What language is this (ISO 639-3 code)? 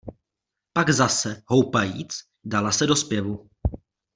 ces